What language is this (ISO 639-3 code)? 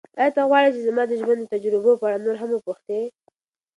pus